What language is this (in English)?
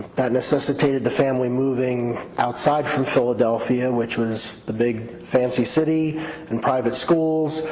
English